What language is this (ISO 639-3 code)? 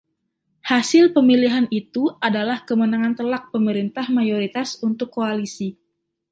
ind